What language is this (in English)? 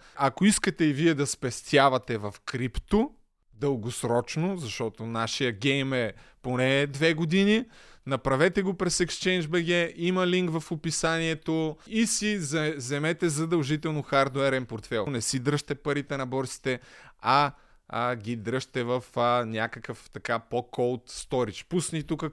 Bulgarian